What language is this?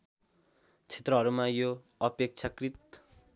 Nepali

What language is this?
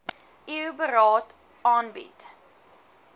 Afrikaans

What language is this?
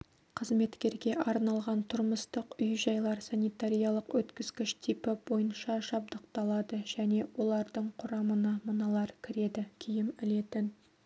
Kazakh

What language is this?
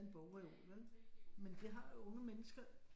Danish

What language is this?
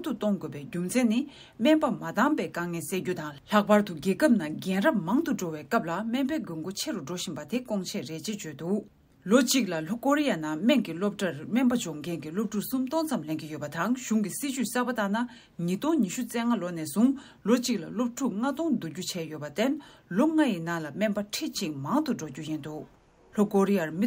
Turkish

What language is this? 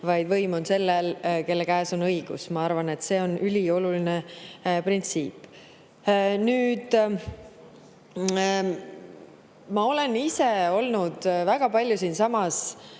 Estonian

